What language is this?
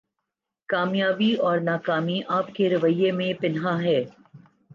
Urdu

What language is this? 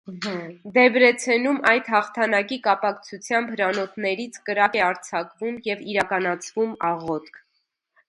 Armenian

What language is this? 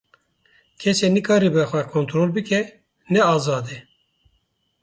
Kurdish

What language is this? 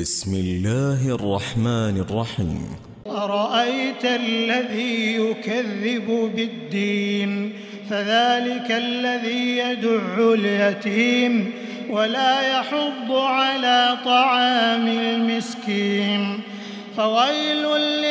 Arabic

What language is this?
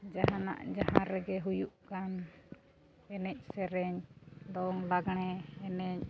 Santali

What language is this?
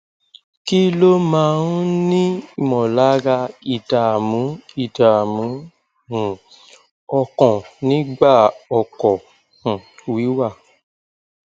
Yoruba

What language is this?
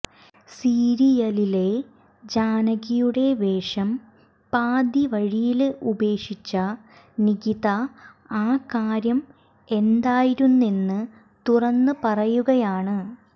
Malayalam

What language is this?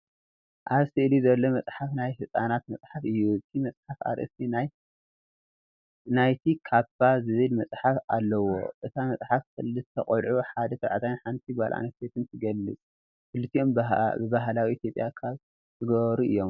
Tigrinya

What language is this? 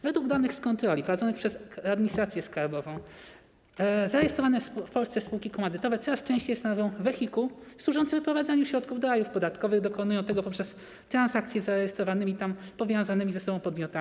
Polish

